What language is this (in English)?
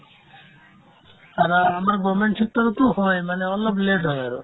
Assamese